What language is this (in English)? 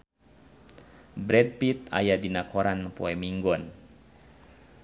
Sundanese